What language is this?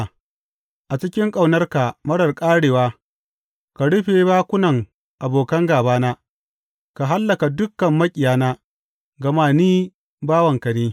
Hausa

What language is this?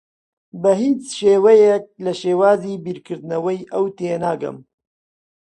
Central Kurdish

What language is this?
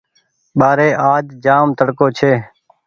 Goaria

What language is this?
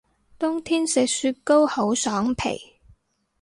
Cantonese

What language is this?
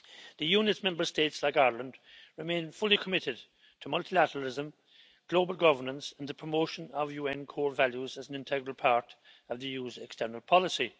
English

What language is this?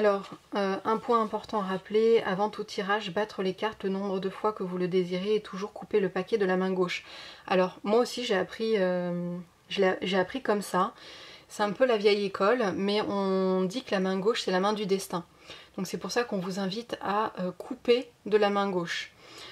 French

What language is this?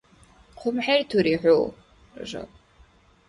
Dargwa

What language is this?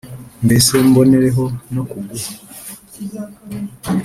Kinyarwanda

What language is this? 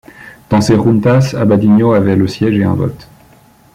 French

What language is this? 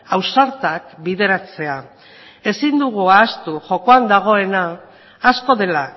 Basque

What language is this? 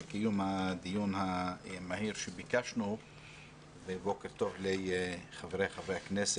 Hebrew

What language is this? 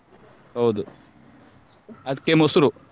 Kannada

